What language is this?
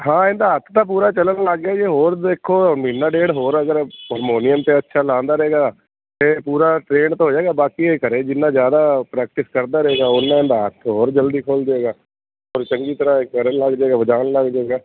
Punjabi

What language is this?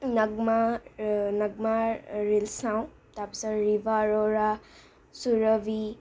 Assamese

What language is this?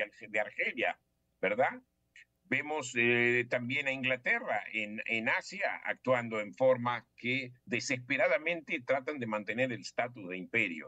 Spanish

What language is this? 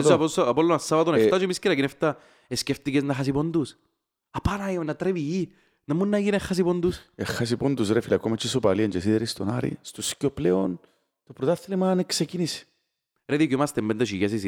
Greek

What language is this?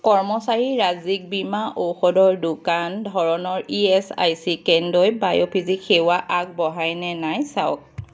Assamese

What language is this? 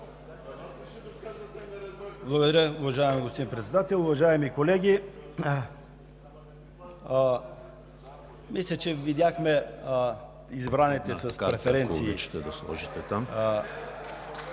Bulgarian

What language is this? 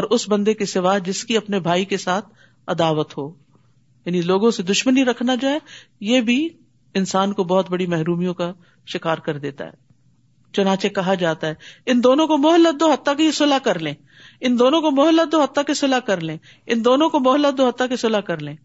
Urdu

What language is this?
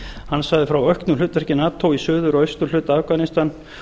Icelandic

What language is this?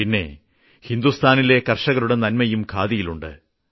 Malayalam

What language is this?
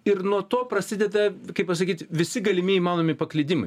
Lithuanian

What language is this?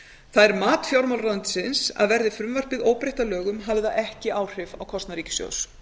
Icelandic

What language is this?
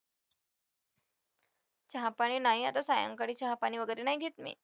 Marathi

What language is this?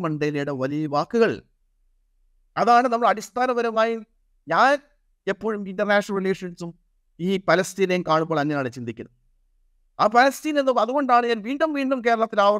Malayalam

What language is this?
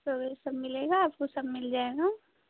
Hindi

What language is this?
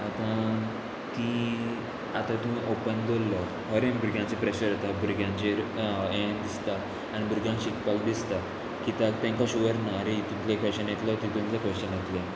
Konkani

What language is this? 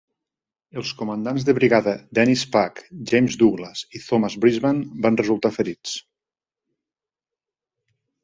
Catalan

